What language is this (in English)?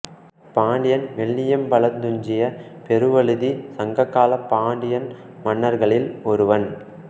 Tamil